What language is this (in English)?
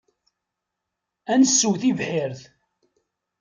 Kabyle